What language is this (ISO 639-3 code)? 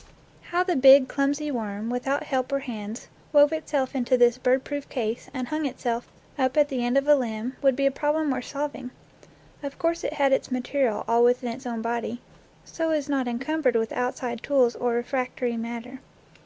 eng